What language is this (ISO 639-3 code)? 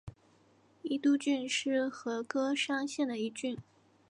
zho